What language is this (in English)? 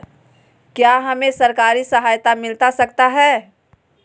Magahi